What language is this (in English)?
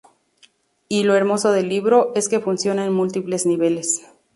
Spanish